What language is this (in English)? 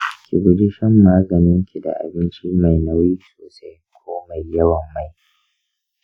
Hausa